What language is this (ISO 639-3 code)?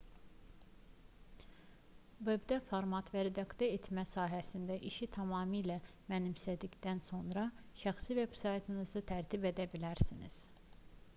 aze